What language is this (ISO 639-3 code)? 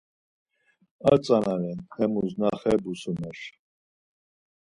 lzz